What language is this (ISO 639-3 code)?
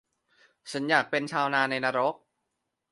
tha